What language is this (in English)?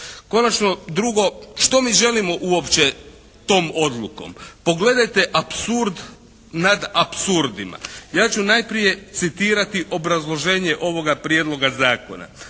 Croatian